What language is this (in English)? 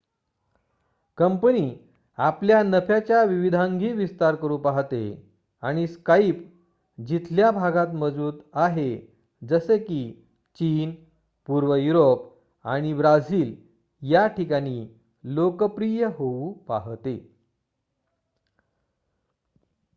Marathi